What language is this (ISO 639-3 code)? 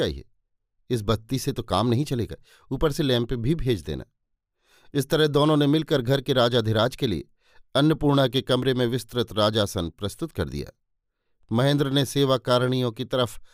hin